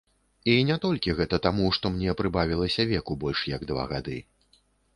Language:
Belarusian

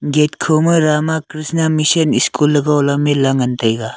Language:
Wancho Naga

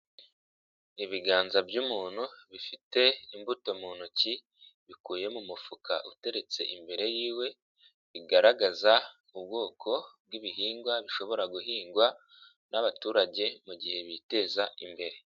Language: Kinyarwanda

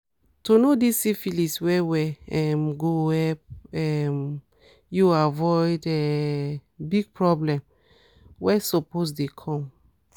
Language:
Nigerian Pidgin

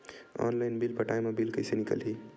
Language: Chhattisgarhi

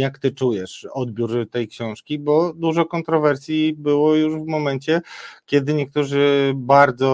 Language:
Polish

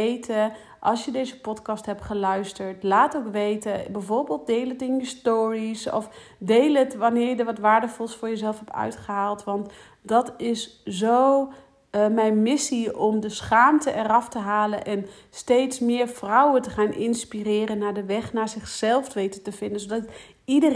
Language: Dutch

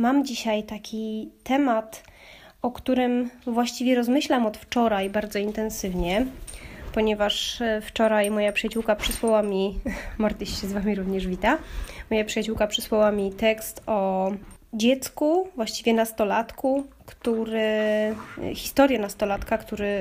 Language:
Polish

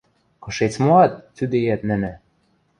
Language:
Western Mari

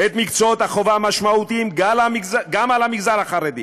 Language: Hebrew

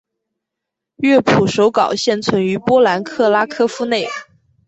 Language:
Chinese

